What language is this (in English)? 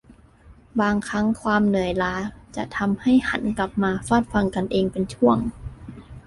Thai